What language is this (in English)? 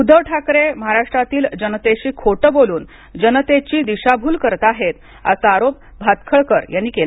Marathi